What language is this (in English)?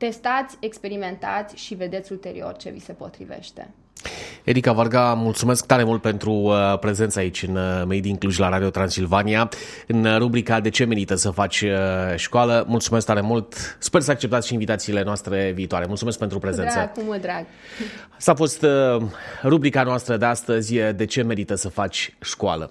Romanian